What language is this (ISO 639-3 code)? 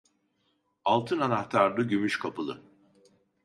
tur